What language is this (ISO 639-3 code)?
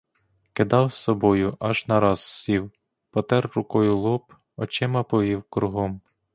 ukr